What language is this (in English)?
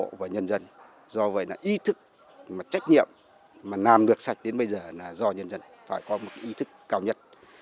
Vietnamese